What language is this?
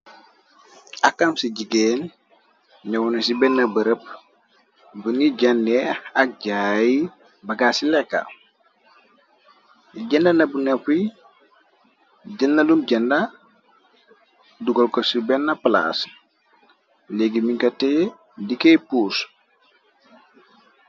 Wolof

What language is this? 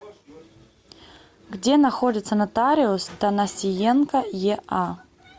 Russian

